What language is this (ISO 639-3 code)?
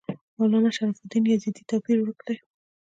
pus